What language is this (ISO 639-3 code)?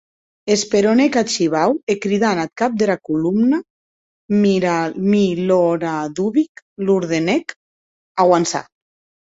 oci